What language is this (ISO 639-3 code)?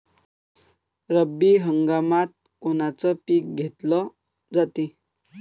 mar